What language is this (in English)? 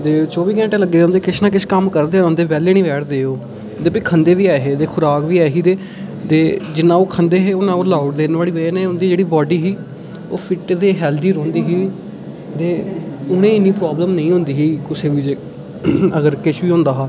Dogri